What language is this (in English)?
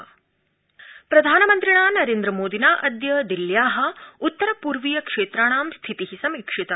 Sanskrit